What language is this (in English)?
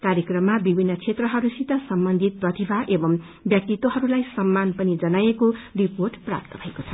Nepali